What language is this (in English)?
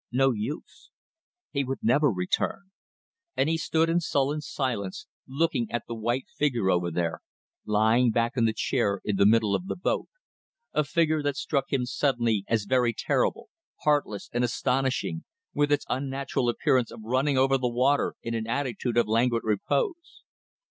English